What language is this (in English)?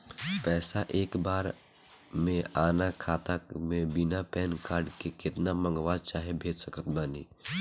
Bhojpuri